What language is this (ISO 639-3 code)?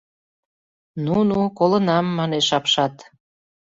chm